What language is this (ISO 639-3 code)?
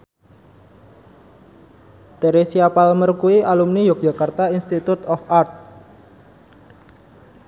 jav